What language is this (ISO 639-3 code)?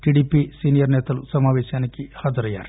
tel